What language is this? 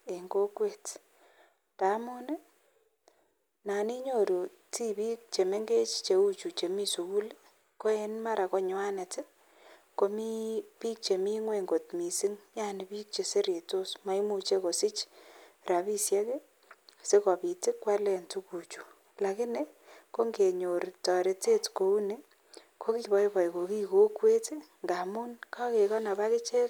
Kalenjin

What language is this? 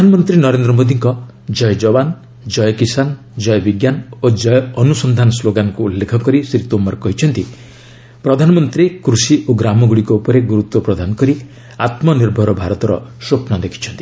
Odia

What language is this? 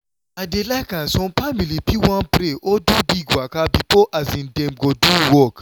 Nigerian Pidgin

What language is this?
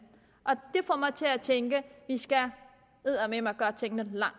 Danish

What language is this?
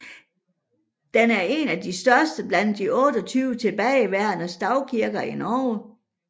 Danish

